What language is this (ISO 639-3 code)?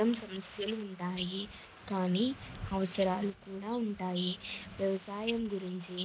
tel